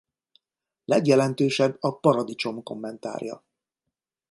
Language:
Hungarian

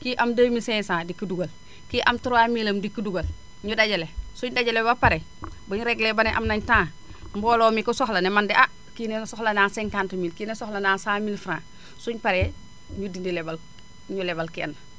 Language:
Wolof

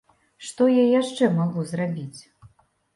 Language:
Belarusian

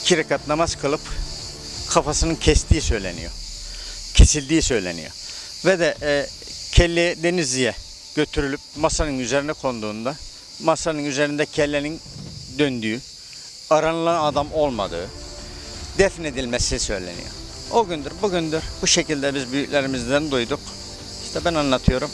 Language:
Turkish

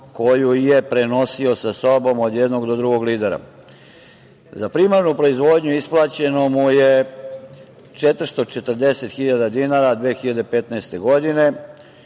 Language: Serbian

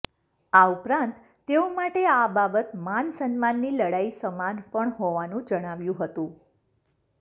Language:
Gujarati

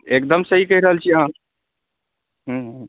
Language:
Maithili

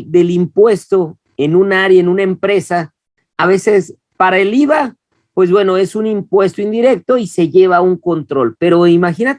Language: Spanish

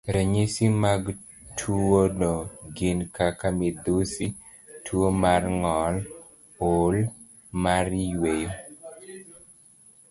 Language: Luo (Kenya and Tanzania)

